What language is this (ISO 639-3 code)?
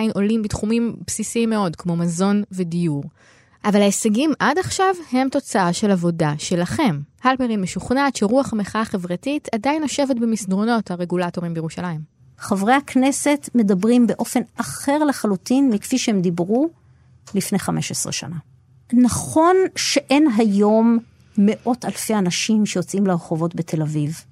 heb